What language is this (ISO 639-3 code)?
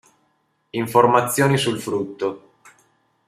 ita